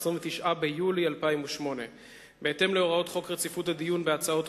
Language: Hebrew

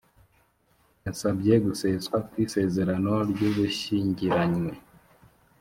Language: Kinyarwanda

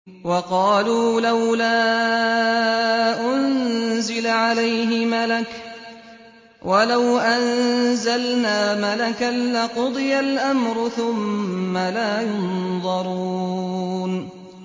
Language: Arabic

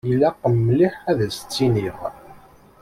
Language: Kabyle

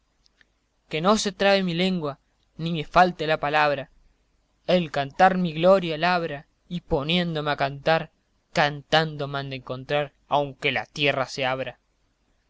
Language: Spanish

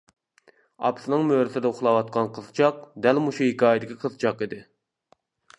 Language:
Uyghur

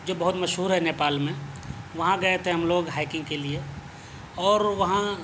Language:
Urdu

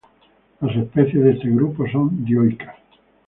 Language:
Spanish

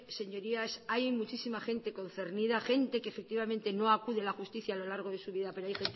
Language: Spanish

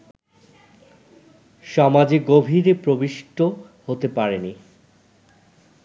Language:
Bangla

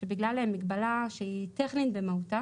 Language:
Hebrew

